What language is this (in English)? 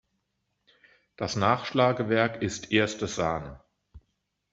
German